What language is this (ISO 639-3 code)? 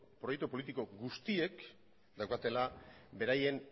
eus